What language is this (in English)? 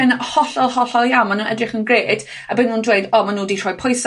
Welsh